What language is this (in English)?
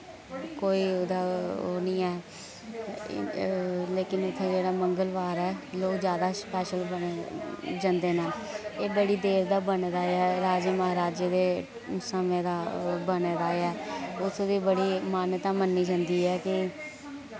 Dogri